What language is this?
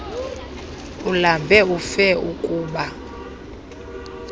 Xhosa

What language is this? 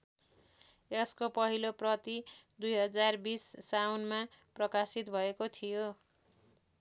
Nepali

